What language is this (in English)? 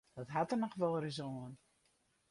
Western Frisian